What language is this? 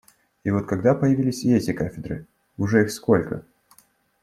Russian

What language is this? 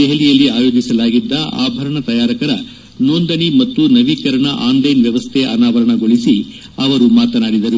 Kannada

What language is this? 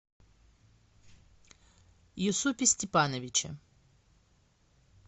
Russian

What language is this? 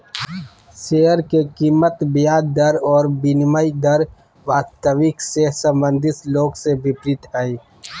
Magahi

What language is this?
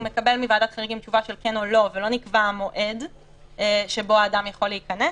Hebrew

